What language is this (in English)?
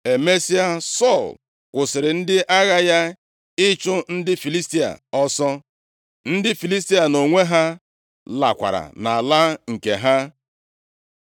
Igbo